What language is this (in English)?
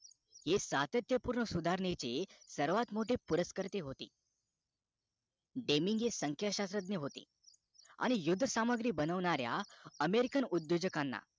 Marathi